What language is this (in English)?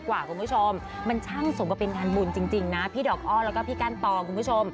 Thai